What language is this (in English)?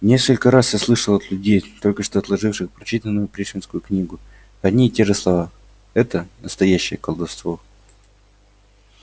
Russian